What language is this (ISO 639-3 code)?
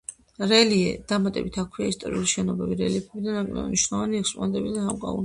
kat